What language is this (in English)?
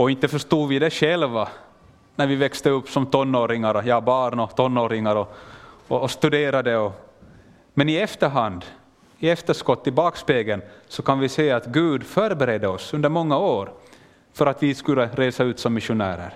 Swedish